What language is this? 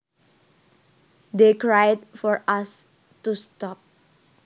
Javanese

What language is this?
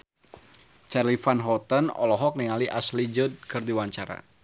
Sundanese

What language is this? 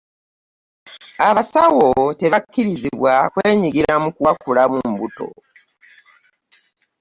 Ganda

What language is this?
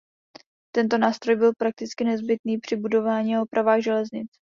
Czech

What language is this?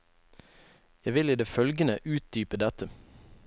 Norwegian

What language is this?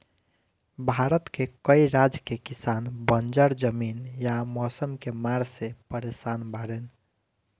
Bhojpuri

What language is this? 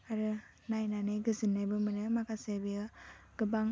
Bodo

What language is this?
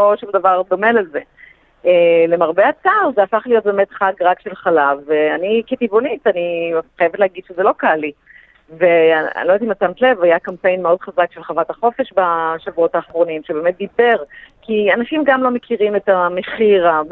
Hebrew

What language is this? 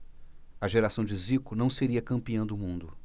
Portuguese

